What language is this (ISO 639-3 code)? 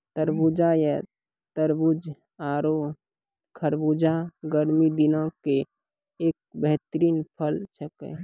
mai